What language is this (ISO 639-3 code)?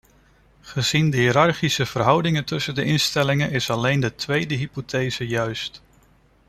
nld